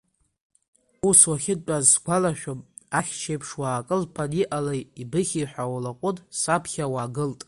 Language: Abkhazian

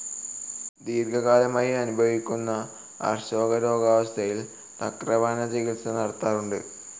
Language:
Malayalam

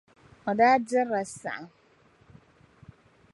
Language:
Dagbani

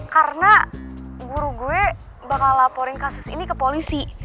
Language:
Indonesian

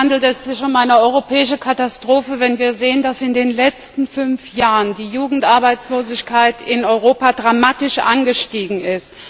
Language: German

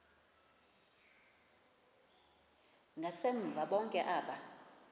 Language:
Xhosa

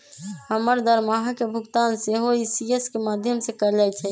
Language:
Magahi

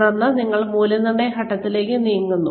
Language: Malayalam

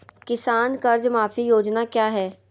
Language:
Magahi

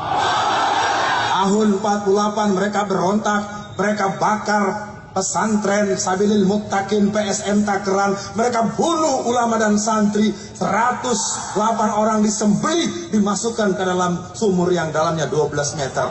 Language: Indonesian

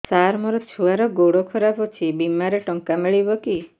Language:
Odia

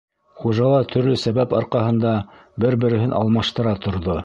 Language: Bashkir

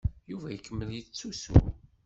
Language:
Kabyle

